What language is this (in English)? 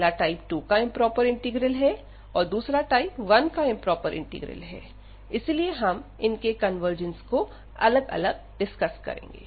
Hindi